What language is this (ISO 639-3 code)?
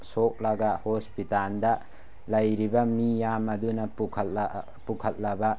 mni